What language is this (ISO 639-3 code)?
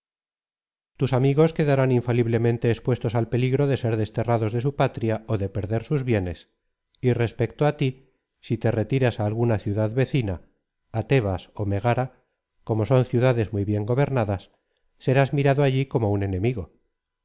spa